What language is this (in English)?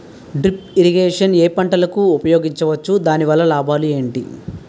Telugu